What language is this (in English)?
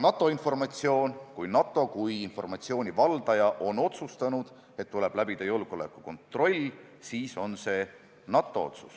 Estonian